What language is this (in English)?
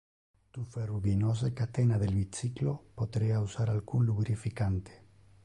Interlingua